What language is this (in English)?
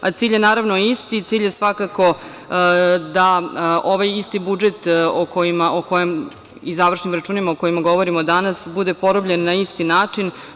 Serbian